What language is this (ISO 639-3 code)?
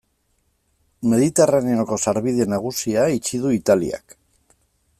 eus